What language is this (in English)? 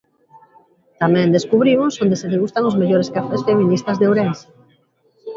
Galician